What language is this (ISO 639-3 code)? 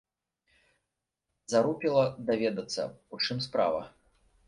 bel